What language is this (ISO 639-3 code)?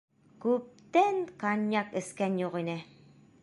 bak